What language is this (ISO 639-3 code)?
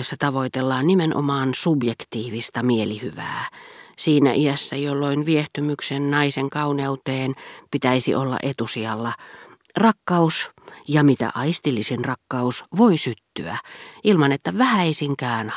fin